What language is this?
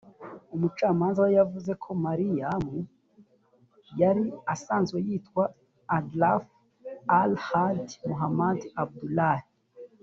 Kinyarwanda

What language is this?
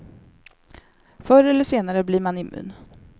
Swedish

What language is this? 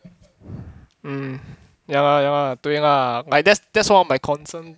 English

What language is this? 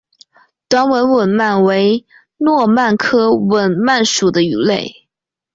Chinese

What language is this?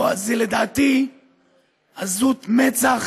Hebrew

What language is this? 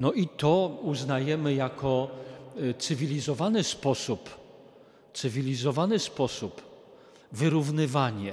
Polish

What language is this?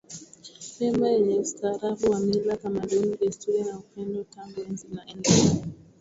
Swahili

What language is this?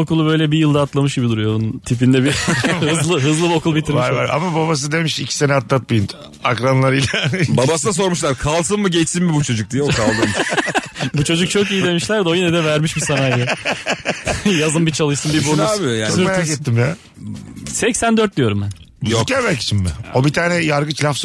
Turkish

